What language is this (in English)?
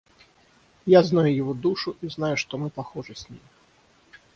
Russian